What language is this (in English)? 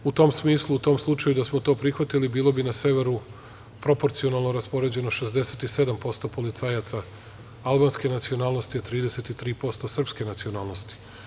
Serbian